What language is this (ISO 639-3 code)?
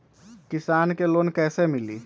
mag